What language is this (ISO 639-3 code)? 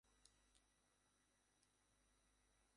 ben